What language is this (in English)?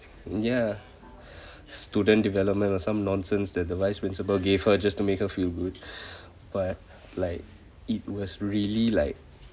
English